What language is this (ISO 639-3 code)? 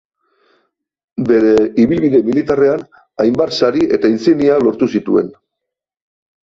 eus